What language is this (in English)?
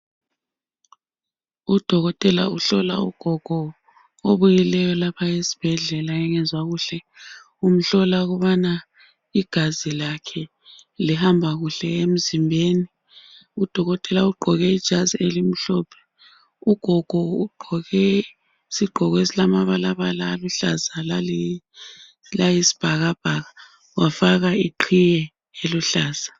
North Ndebele